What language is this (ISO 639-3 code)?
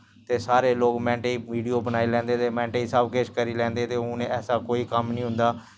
doi